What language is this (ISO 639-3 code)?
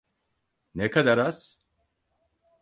tur